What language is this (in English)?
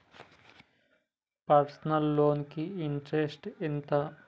Telugu